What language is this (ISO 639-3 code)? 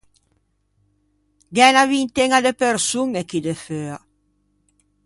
lij